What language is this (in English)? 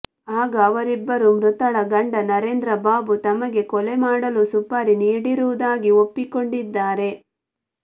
Kannada